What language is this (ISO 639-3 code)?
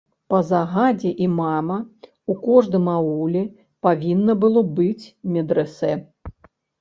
bel